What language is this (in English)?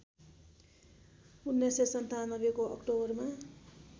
Nepali